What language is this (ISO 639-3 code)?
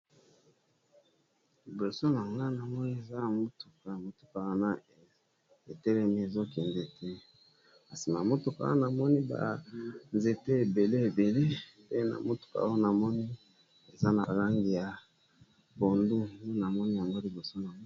lin